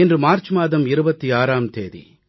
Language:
Tamil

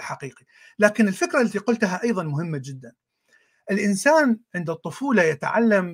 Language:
Arabic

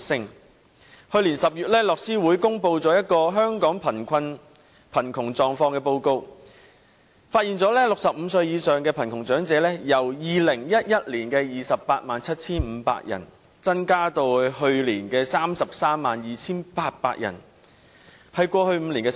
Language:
Cantonese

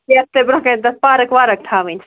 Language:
Kashmiri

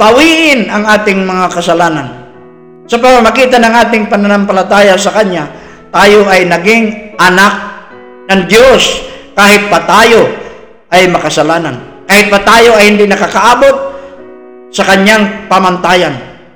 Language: Filipino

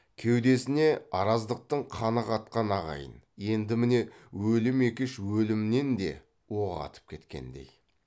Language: Kazakh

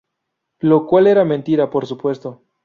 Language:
Spanish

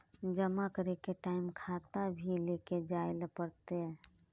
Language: Magahi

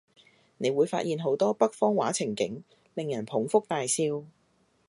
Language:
Cantonese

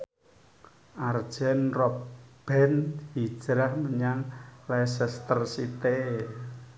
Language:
Javanese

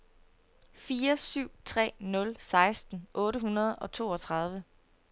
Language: Danish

